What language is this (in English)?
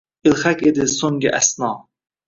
Uzbek